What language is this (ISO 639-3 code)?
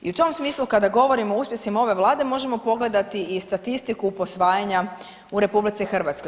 hrv